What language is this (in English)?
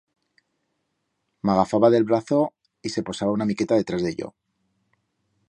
Aragonese